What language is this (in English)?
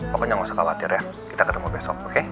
Indonesian